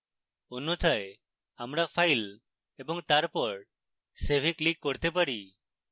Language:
Bangla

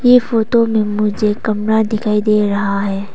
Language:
Hindi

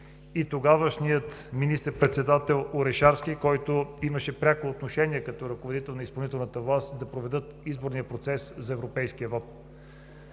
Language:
Bulgarian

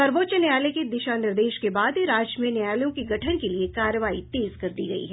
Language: Hindi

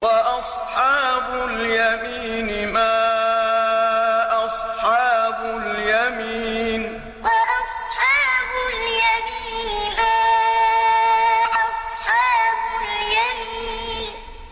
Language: Arabic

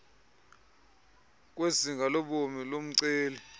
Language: Xhosa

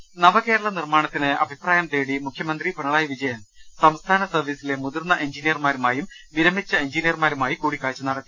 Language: Malayalam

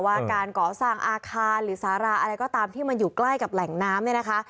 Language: Thai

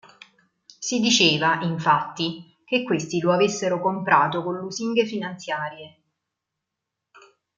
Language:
Italian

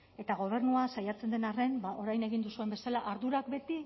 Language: Basque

